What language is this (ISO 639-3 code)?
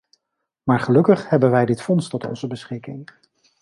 nld